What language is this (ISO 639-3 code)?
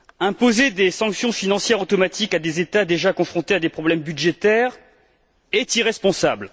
fra